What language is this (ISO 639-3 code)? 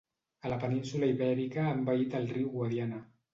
cat